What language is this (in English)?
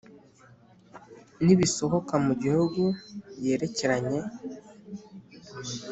Kinyarwanda